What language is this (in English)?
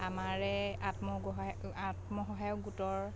Assamese